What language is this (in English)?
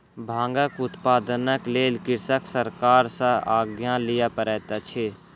Maithili